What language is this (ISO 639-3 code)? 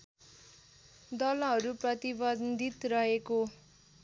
nep